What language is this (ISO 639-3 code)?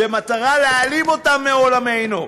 heb